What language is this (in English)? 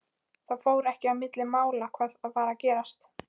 Icelandic